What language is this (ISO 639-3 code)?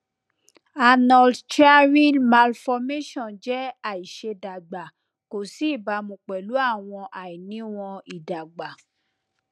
yor